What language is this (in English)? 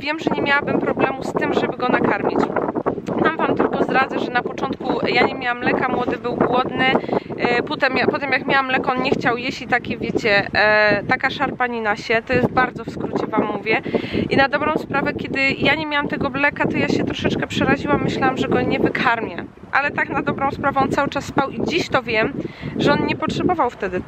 Polish